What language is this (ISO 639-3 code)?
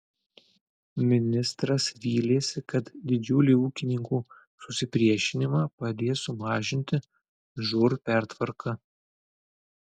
lit